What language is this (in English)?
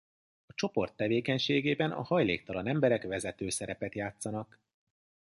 Hungarian